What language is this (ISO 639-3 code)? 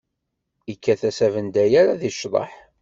kab